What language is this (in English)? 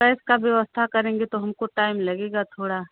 Hindi